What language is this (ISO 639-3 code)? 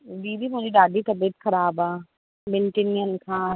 snd